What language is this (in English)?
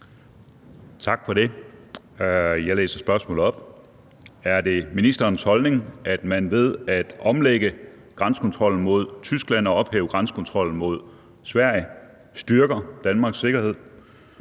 Danish